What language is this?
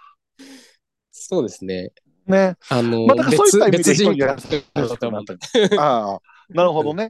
Japanese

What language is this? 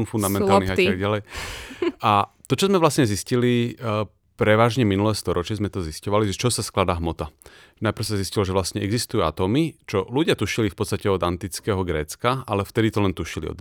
Slovak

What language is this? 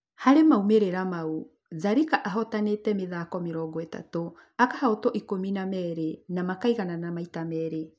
Kikuyu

